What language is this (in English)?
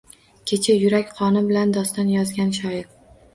Uzbek